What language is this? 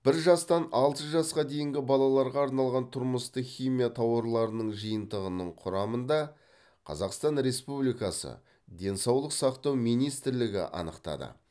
Kazakh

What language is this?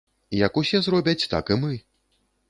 Belarusian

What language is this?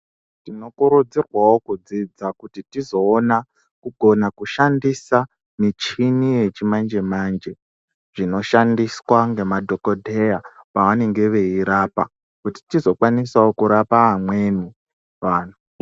Ndau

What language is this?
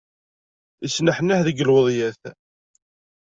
Kabyle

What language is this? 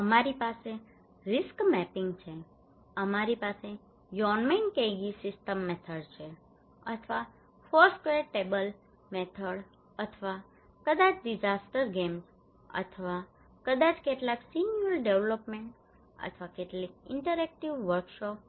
Gujarati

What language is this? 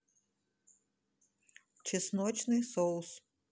Russian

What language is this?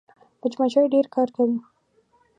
Pashto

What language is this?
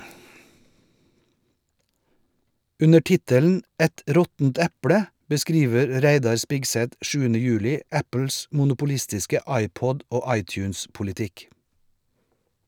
Norwegian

